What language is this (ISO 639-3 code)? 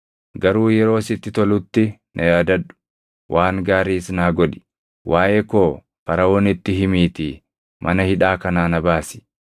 orm